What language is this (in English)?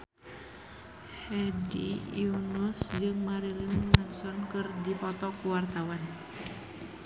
Sundanese